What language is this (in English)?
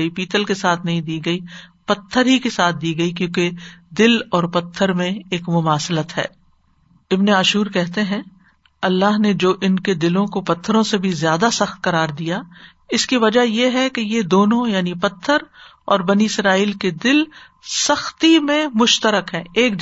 Urdu